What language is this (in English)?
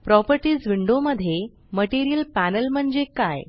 Marathi